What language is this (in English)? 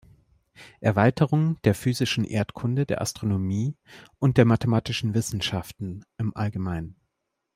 German